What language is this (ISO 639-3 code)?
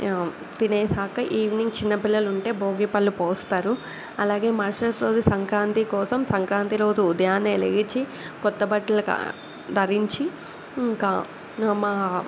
tel